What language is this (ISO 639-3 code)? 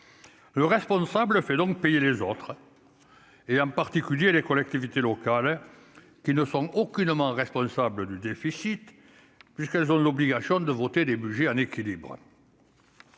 fra